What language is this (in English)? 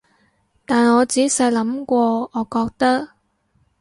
Cantonese